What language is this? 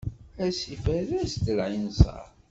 Kabyle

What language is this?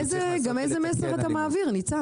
Hebrew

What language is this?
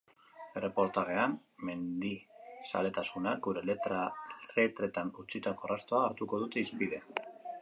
Basque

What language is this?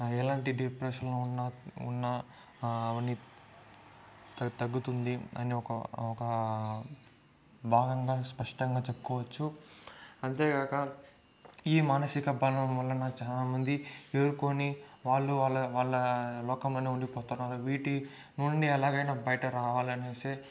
Telugu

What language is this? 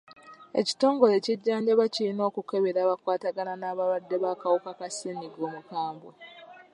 Ganda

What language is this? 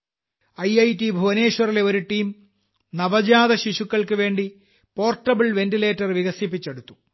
Malayalam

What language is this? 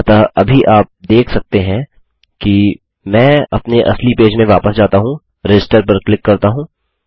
Hindi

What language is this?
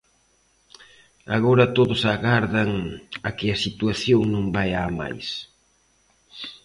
Galician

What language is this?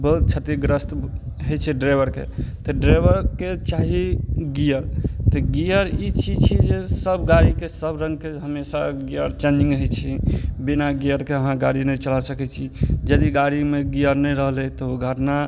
Maithili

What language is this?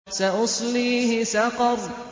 Arabic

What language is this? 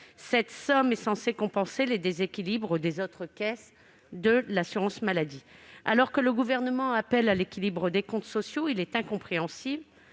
French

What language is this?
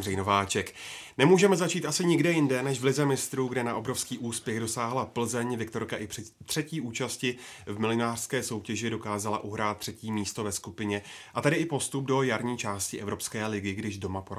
Czech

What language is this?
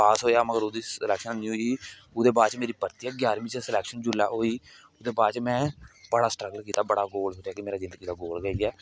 Dogri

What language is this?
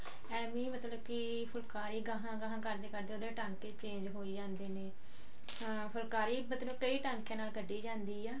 Punjabi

